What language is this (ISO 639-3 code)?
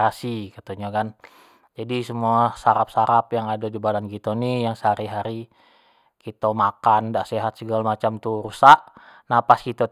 jax